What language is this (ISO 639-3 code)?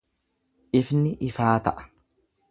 orm